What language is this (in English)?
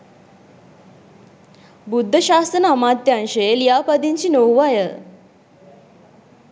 Sinhala